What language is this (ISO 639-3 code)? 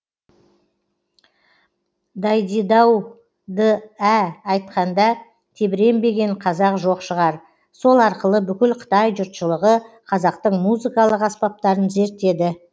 kaz